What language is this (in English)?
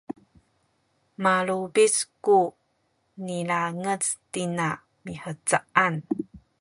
Sakizaya